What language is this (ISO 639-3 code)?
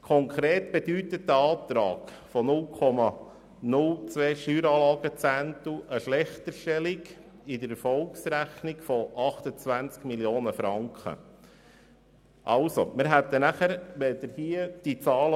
gsw